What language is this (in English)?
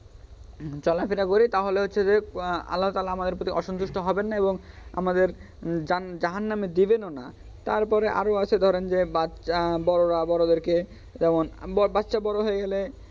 Bangla